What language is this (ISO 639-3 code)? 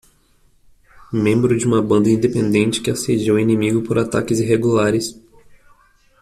por